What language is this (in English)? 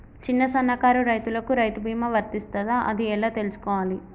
Telugu